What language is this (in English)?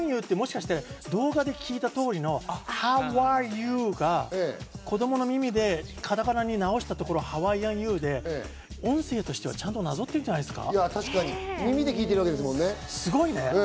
Japanese